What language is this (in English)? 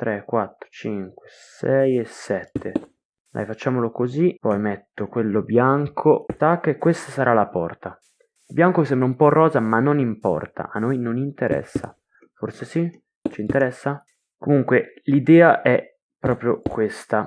Italian